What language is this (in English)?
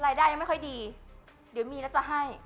Thai